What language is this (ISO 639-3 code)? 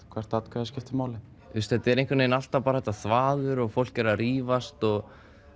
isl